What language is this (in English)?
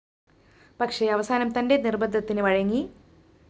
Malayalam